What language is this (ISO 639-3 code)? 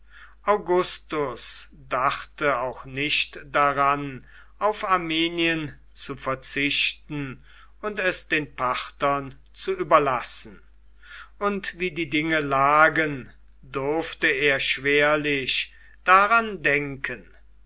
deu